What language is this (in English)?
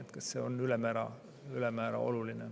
Estonian